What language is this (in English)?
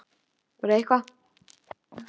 Icelandic